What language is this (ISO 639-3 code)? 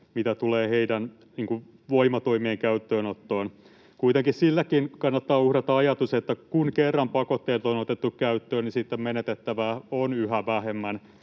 fin